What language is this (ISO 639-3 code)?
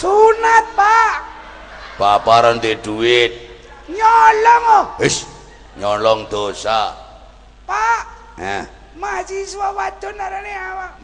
ind